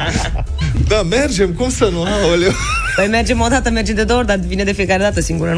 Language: Romanian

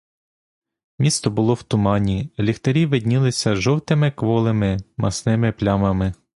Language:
Ukrainian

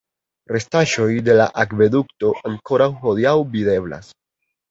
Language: Esperanto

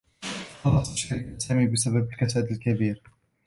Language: Arabic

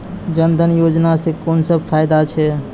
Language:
Maithili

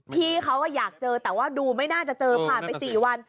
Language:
Thai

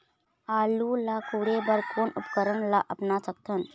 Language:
Chhattisgarhi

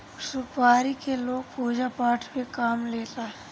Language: Bhojpuri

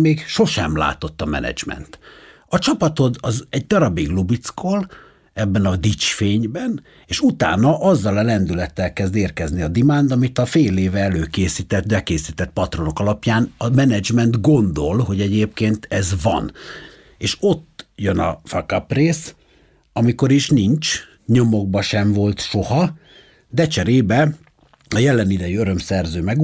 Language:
Hungarian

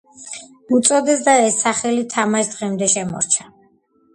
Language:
Georgian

